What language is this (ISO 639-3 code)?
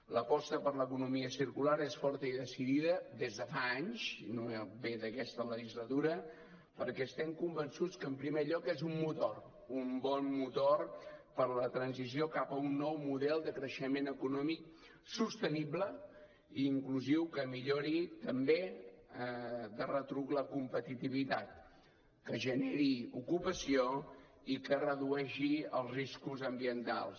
cat